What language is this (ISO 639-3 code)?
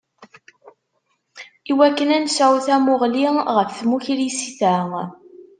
kab